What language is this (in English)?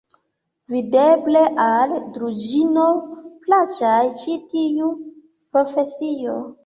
Esperanto